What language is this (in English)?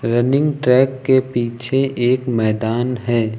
Hindi